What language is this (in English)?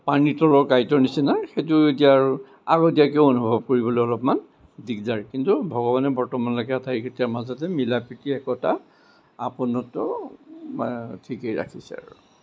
Assamese